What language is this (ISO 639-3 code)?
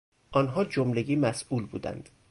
fas